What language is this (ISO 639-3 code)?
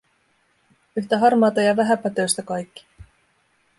fin